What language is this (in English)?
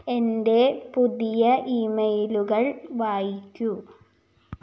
Malayalam